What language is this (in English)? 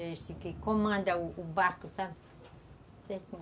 Portuguese